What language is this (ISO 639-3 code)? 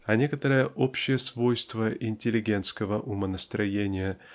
rus